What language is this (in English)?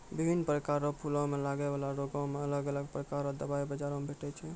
Maithili